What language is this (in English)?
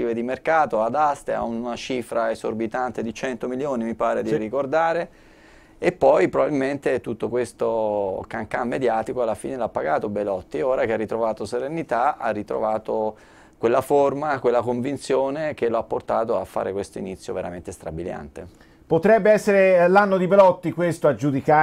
Italian